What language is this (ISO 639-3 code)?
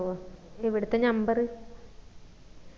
mal